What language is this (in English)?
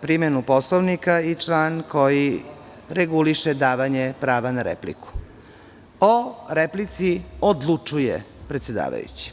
Serbian